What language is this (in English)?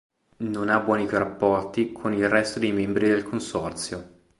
Italian